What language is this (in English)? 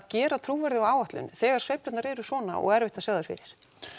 Icelandic